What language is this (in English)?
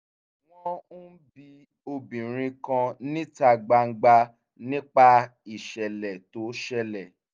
Yoruba